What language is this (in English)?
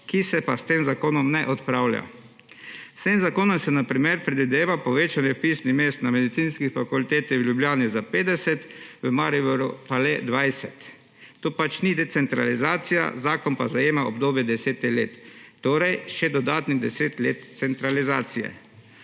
Slovenian